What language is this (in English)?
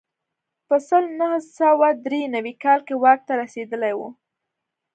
Pashto